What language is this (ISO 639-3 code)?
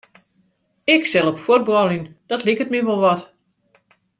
fry